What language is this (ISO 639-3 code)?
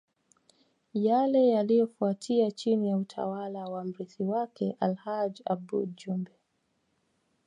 swa